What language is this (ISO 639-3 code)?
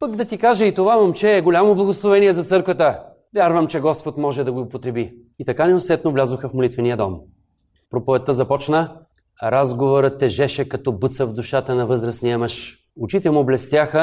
bul